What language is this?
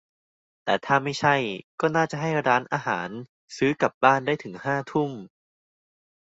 Thai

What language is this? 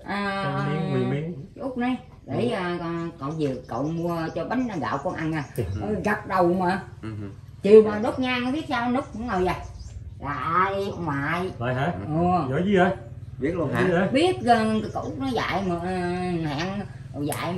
Vietnamese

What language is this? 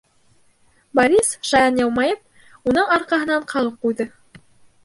Bashkir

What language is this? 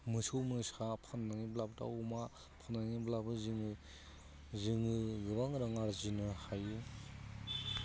Bodo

